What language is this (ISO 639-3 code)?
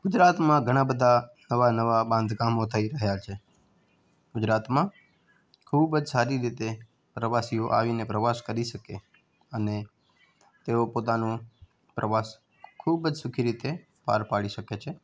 guj